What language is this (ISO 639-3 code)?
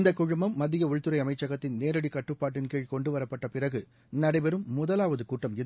tam